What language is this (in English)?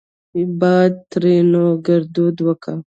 Pashto